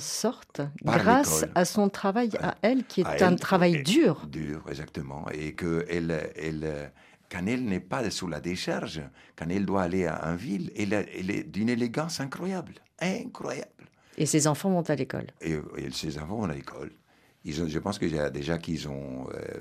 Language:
French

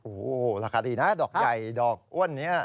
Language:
Thai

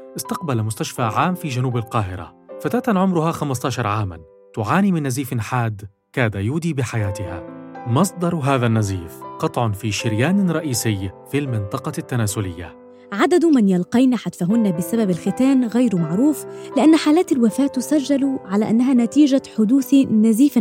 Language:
Arabic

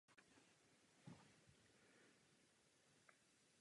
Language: Czech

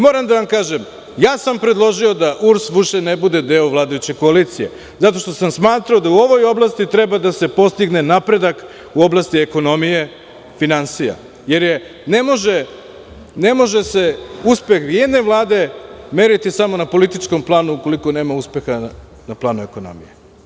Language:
Serbian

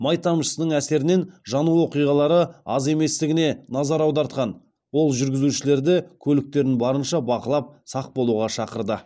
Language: Kazakh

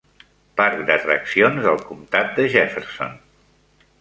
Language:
Catalan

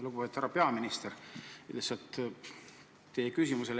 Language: Estonian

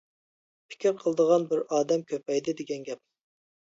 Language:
Uyghur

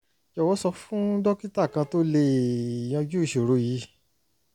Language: Yoruba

